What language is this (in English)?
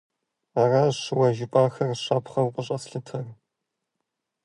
Kabardian